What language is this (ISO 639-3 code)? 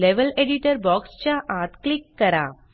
mar